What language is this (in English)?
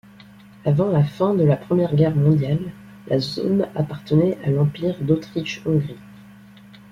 French